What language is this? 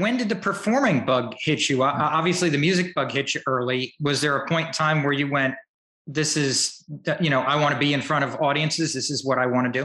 English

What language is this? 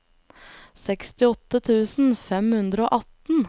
Norwegian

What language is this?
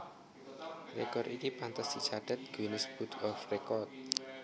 Javanese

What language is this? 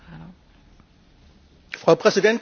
German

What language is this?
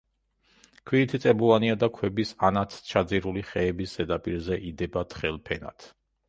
Georgian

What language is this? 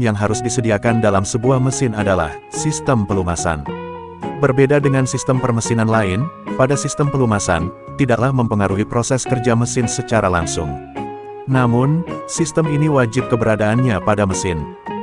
Indonesian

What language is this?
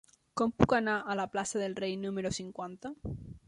Catalan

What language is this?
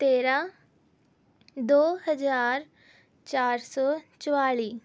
Punjabi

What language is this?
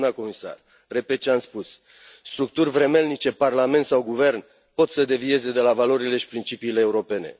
Romanian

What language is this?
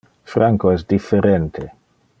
Interlingua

